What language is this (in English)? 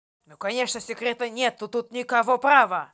Russian